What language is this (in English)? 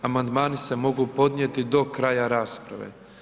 Croatian